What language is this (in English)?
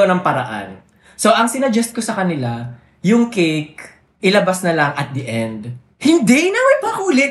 Filipino